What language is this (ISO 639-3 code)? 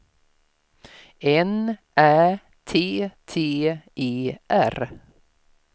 swe